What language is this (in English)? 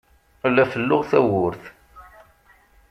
Kabyle